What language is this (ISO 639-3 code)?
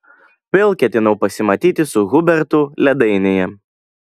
lit